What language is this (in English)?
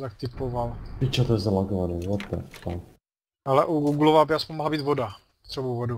Czech